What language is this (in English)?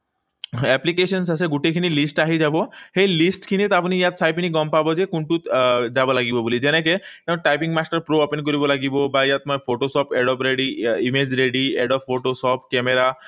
Assamese